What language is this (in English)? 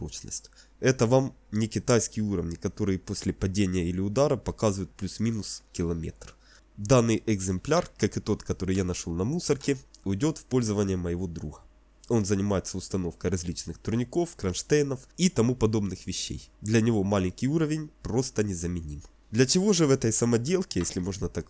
Russian